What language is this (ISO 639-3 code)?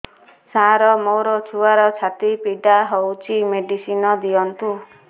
ori